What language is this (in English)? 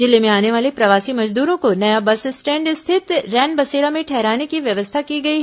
Hindi